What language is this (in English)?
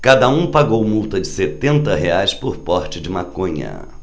Portuguese